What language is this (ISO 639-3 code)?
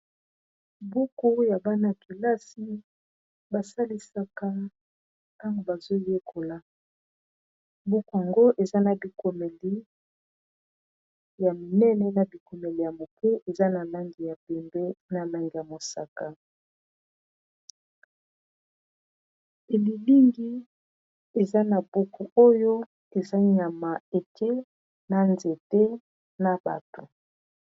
lin